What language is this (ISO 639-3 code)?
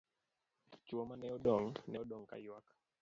luo